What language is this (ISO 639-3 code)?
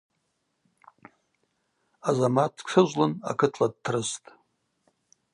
abq